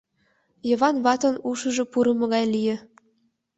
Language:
Mari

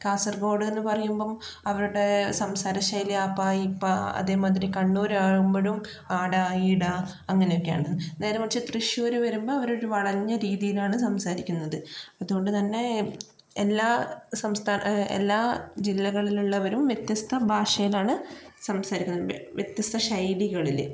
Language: Malayalam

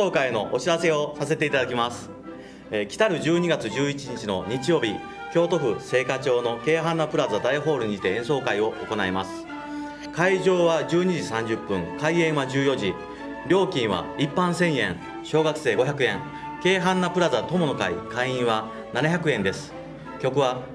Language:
Japanese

